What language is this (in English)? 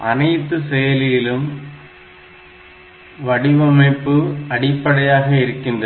Tamil